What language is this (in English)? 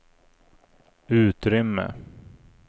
Swedish